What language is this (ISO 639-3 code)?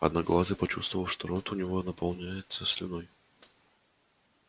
rus